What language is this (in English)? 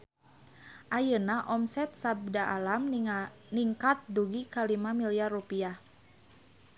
Sundanese